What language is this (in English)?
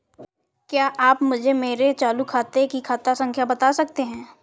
Hindi